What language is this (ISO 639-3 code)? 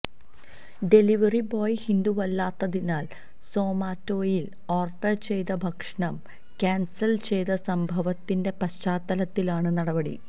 mal